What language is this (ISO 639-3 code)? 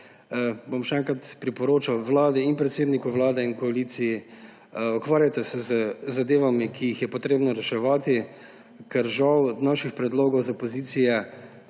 slv